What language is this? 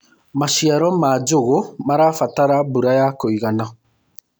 Kikuyu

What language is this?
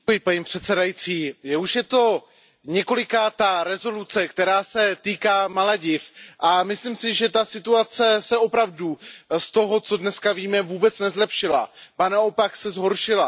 Czech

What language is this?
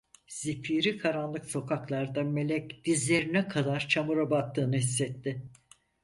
Turkish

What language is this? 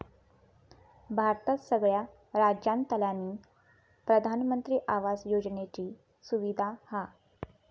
Marathi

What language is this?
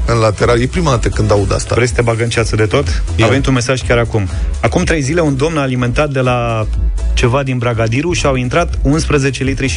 Romanian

